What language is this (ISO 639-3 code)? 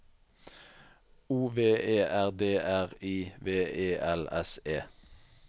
nor